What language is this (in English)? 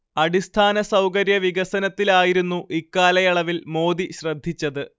Malayalam